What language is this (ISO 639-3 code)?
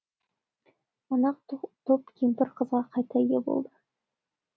kaz